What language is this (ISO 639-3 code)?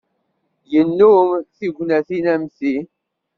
kab